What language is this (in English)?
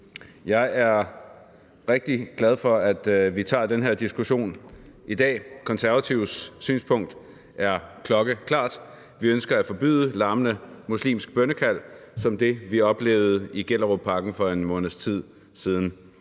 Danish